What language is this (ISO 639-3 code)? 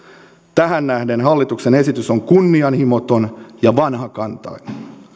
fin